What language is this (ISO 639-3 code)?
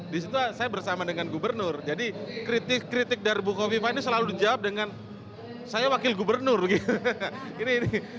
ind